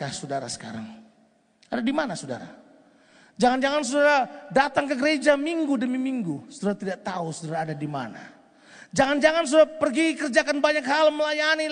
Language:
Indonesian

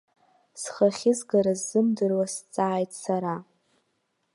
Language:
Abkhazian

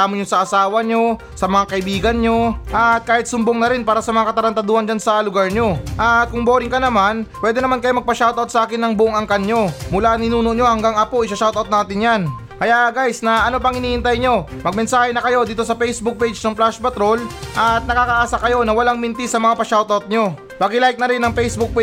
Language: Filipino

